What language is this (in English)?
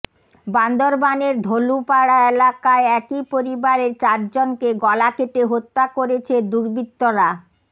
Bangla